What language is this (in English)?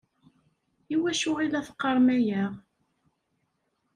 Kabyle